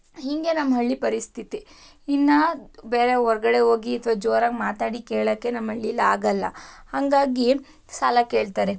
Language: Kannada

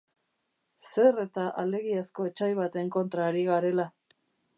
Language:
Basque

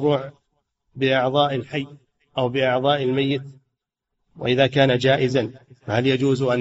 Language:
Arabic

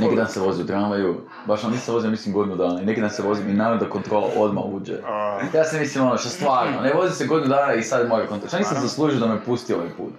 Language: Croatian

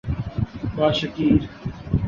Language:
Urdu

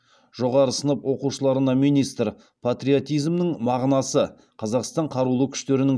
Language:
Kazakh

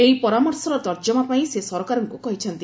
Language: Odia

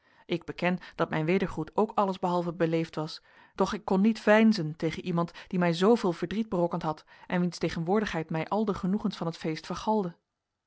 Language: Dutch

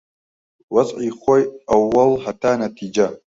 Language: Central Kurdish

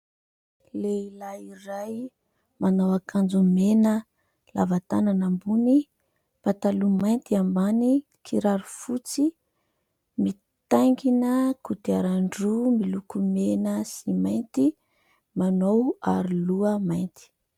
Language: Malagasy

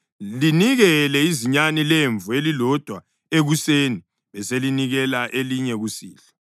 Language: North Ndebele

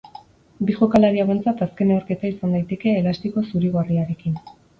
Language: Basque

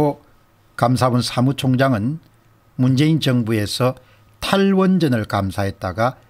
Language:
Korean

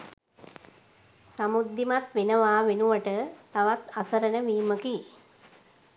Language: Sinhala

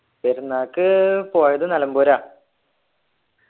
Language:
Malayalam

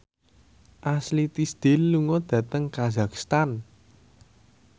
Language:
Javanese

